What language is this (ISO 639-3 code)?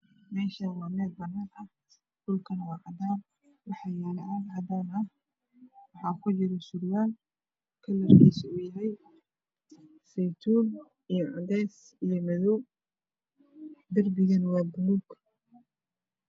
som